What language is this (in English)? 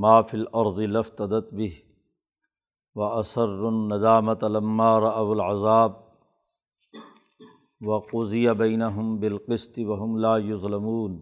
Urdu